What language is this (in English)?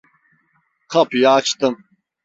Turkish